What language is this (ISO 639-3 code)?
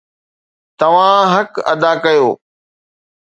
snd